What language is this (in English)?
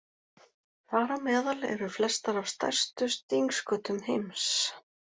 Icelandic